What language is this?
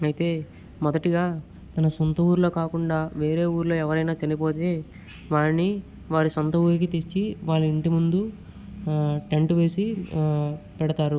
Telugu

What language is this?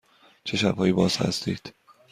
Persian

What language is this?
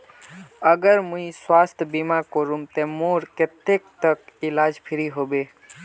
Magahi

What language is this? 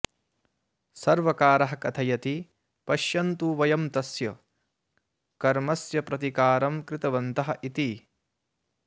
Sanskrit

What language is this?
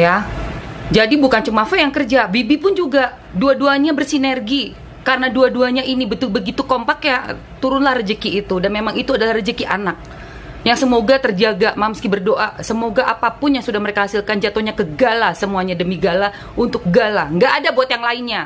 Indonesian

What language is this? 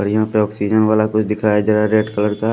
Hindi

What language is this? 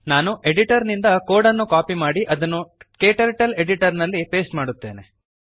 Kannada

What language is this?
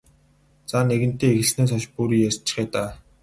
Mongolian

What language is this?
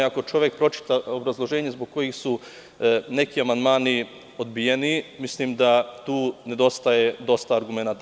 Serbian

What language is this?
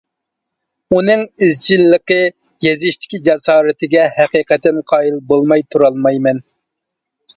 Uyghur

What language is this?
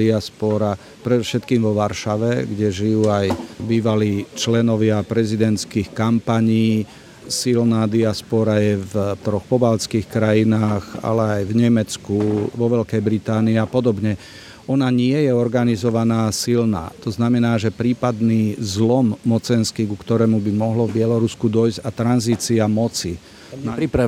Slovak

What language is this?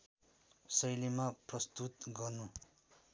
Nepali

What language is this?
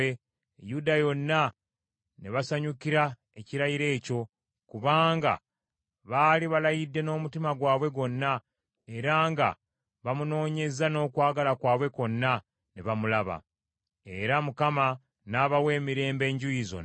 Ganda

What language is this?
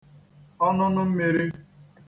Igbo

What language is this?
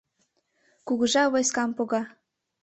Mari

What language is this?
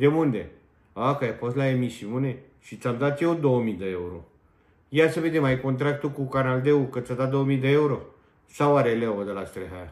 Romanian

